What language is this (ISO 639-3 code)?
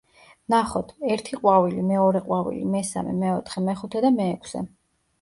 kat